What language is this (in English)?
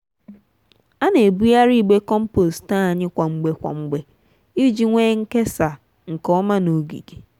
Igbo